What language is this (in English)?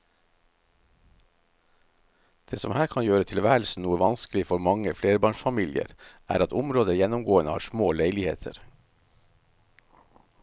Norwegian